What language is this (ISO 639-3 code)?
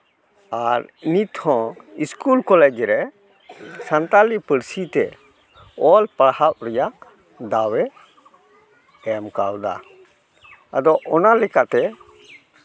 sat